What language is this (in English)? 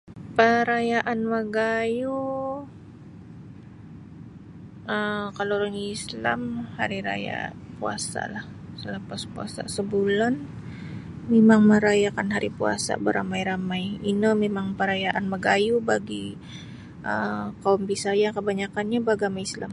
Sabah Bisaya